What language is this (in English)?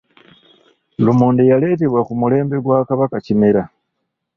Ganda